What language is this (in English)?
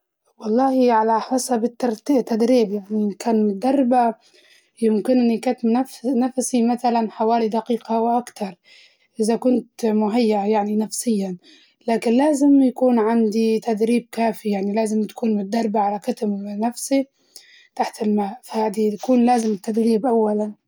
Libyan Arabic